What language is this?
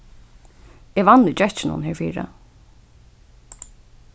Faroese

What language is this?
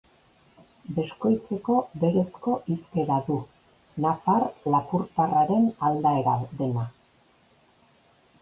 Basque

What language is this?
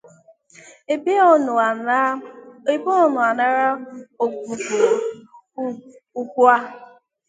Igbo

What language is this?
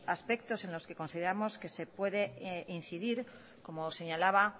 Spanish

